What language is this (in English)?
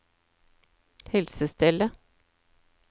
Norwegian